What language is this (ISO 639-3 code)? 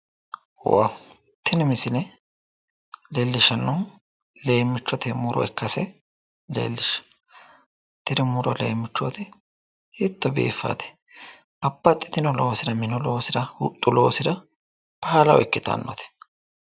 sid